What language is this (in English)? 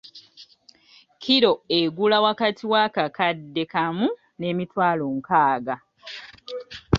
Ganda